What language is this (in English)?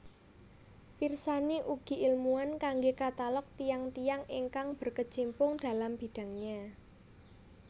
Javanese